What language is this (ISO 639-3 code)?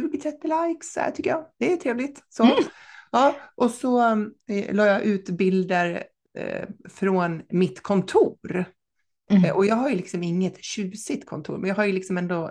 swe